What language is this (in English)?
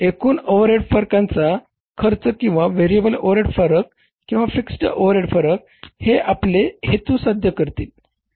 Marathi